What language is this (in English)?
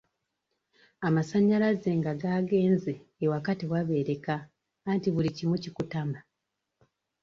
Ganda